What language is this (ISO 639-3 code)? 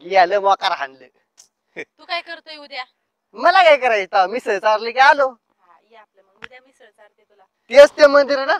ron